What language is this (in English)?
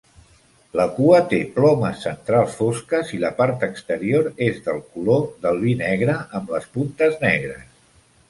Catalan